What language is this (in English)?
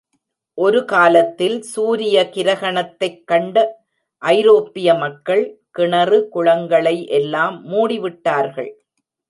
Tamil